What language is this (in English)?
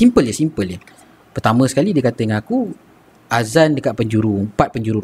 Malay